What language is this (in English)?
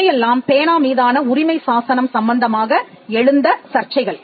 Tamil